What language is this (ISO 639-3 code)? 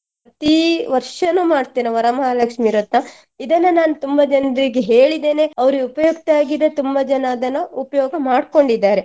kan